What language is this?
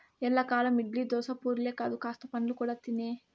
Telugu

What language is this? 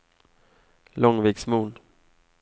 Swedish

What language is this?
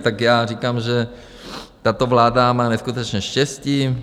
Czech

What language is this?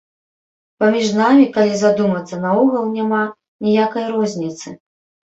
Belarusian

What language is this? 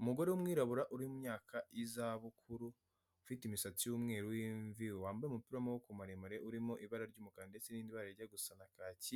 Kinyarwanda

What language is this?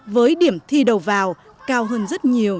Vietnamese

